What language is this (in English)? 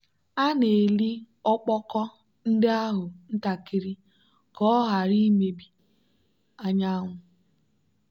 Igbo